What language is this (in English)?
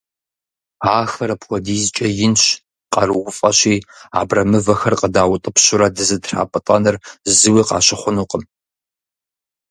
Kabardian